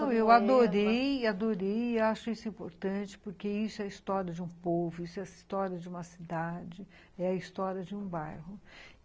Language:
Portuguese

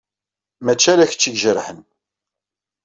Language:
Kabyle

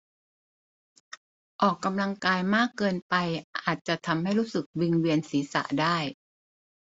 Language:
Thai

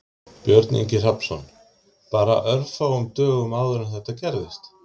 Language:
Icelandic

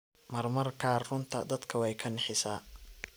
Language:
Somali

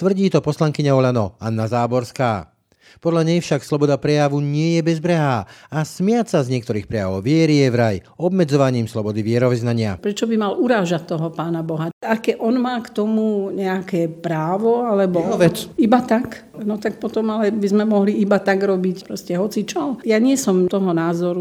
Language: Slovak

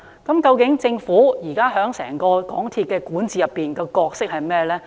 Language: Cantonese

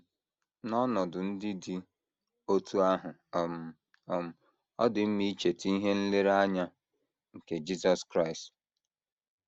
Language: Igbo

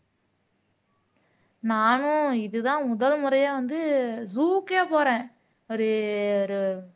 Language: Tamil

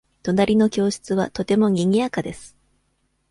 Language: Japanese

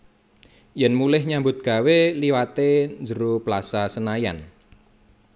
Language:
Javanese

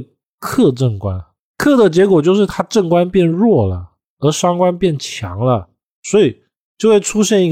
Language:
Chinese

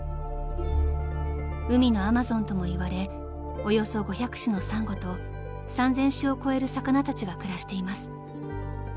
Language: Japanese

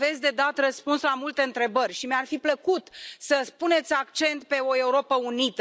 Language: Romanian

